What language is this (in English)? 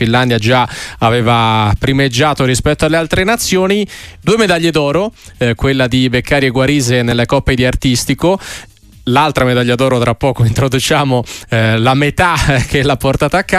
Italian